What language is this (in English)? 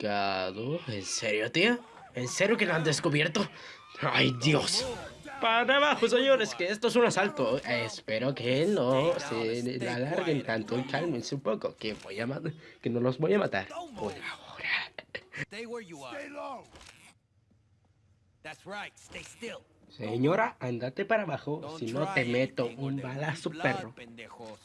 Spanish